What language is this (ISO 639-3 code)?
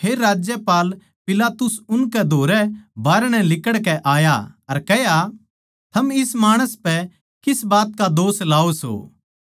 bgc